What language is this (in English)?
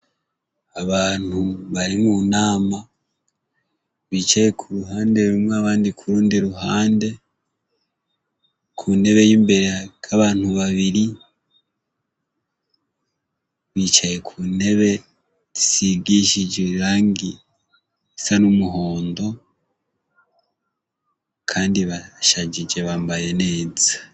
Rundi